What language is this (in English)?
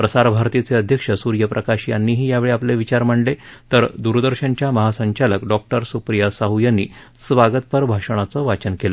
Marathi